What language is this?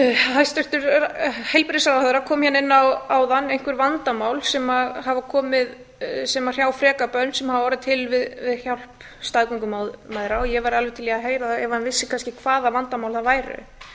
Icelandic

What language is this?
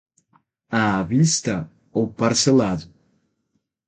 Portuguese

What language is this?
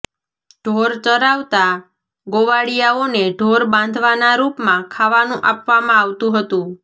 Gujarati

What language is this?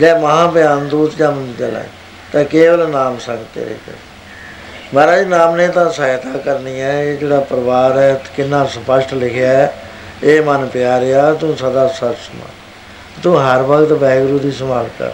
Punjabi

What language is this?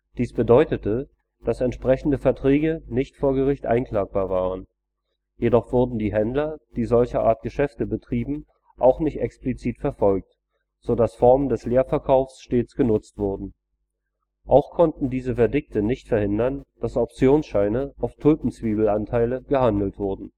German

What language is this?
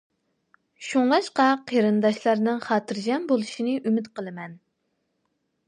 Uyghur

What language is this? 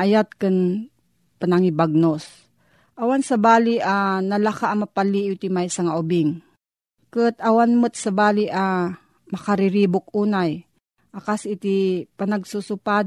Filipino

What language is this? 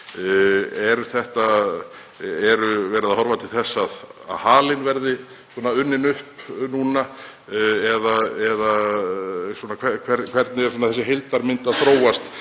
Icelandic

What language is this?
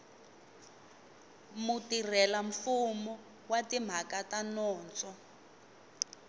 Tsonga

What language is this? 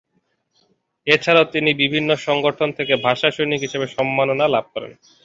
Bangla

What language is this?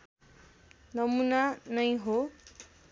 Nepali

